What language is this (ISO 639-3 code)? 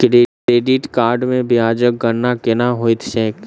mai